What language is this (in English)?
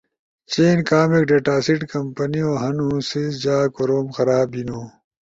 Ushojo